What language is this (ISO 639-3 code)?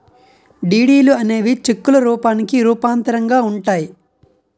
tel